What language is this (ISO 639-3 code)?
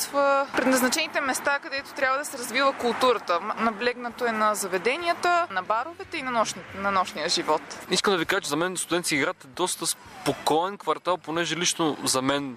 bul